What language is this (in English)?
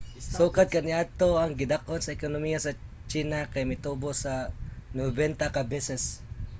Cebuano